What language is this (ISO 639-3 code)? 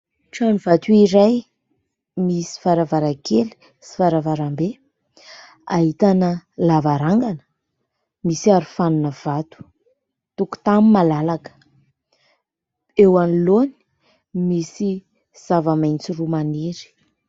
mlg